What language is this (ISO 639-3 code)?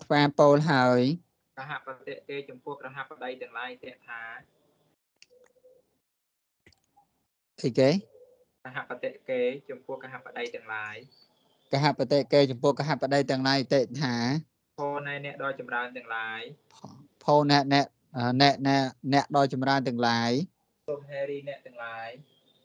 tha